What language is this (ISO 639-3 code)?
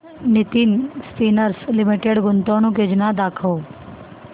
mar